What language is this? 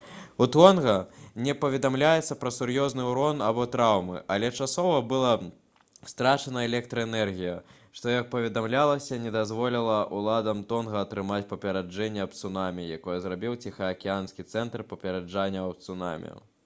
Belarusian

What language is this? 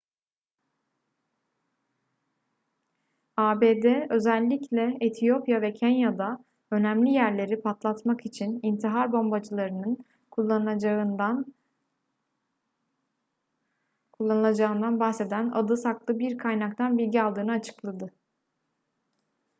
Turkish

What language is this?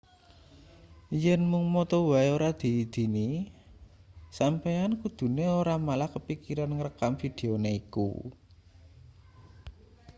Javanese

